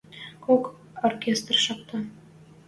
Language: Western Mari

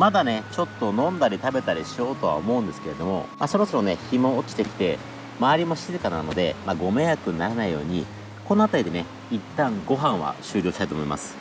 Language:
Japanese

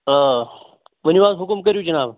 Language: Kashmiri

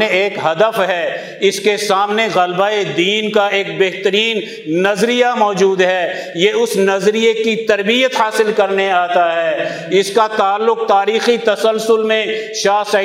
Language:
Urdu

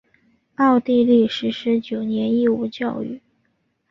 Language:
Chinese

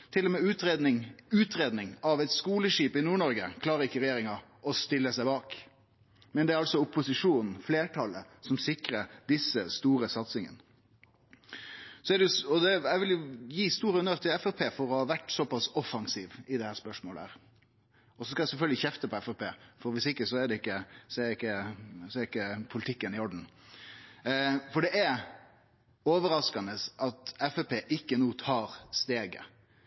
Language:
Norwegian Nynorsk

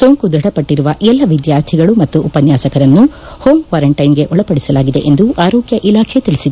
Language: Kannada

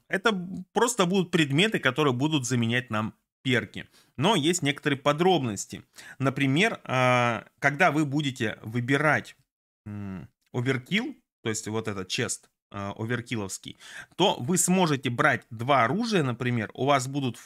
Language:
Russian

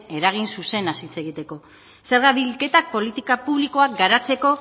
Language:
Basque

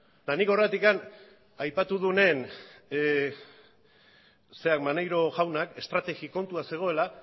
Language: Basque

